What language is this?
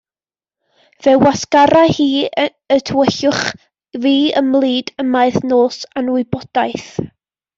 Welsh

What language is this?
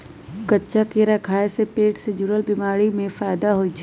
Magahi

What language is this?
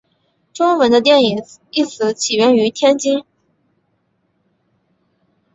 Chinese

